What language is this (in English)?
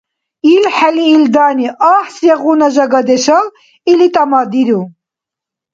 Dargwa